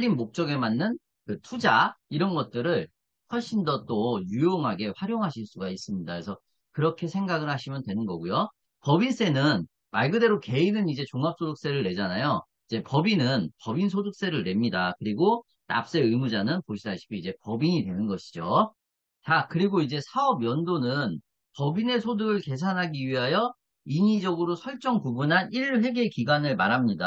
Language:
Korean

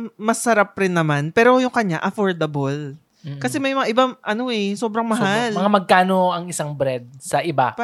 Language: Filipino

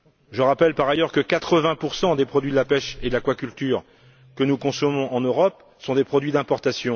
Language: French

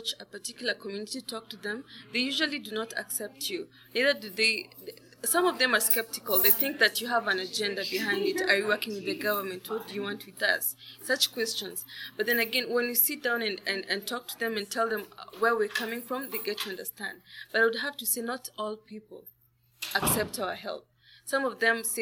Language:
English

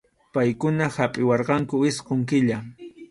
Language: Arequipa-La Unión Quechua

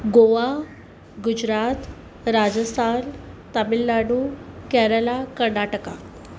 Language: Sindhi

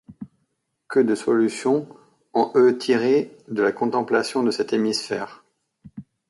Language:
French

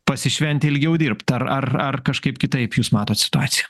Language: Lithuanian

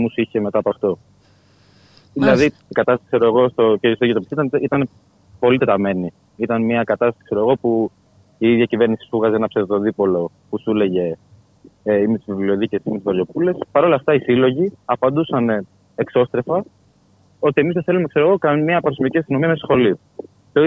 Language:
Greek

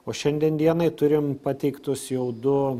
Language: Lithuanian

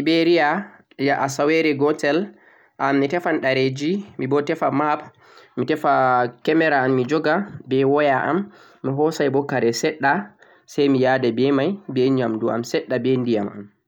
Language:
Central-Eastern Niger Fulfulde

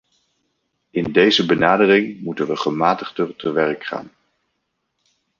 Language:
Dutch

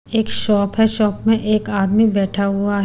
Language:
Hindi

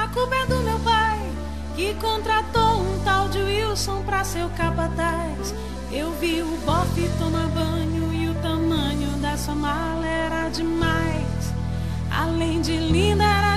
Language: Portuguese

